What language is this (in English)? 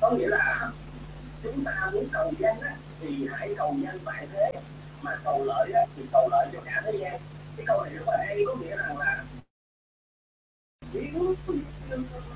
Vietnamese